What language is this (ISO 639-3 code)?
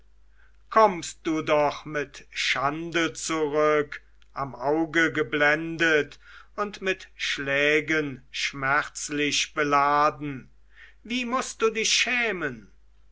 deu